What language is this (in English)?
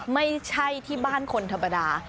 Thai